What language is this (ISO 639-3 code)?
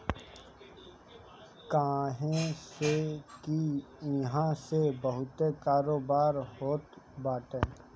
bho